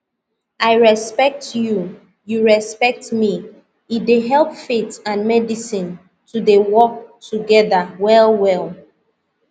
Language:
Nigerian Pidgin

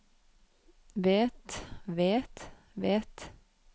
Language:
Norwegian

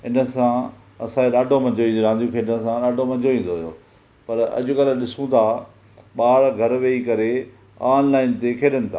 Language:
Sindhi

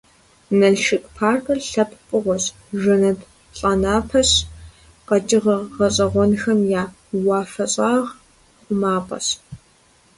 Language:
Kabardian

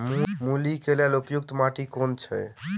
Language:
Maithili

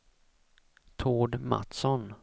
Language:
Swedish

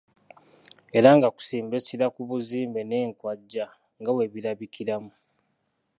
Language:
Ganda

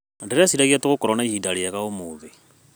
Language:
Kikuyu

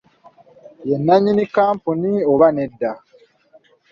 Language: Ganda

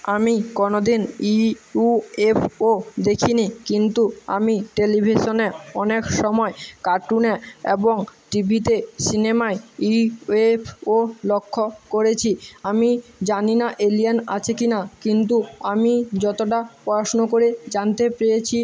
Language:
Bangla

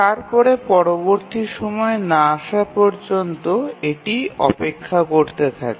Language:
Bangla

